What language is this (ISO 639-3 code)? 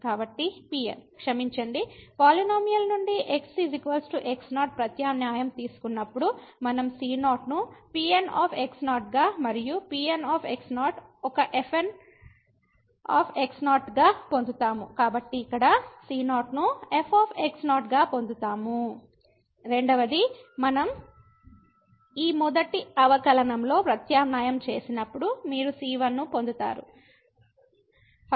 tel